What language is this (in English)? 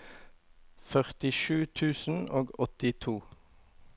Norwegian